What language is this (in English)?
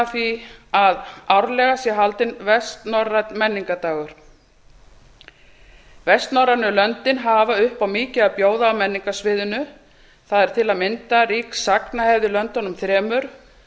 Icelandic